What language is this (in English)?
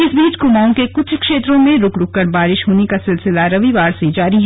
Hindi